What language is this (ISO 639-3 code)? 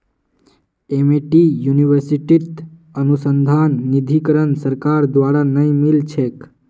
mag